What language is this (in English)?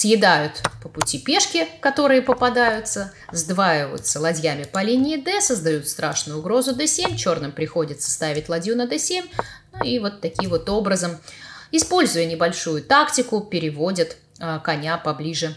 Russian